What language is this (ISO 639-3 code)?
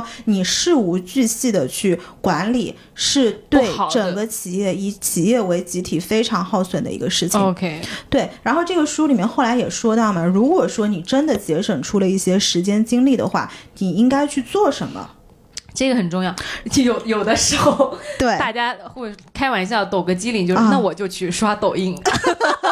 zho